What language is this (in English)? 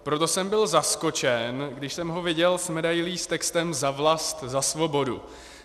Czech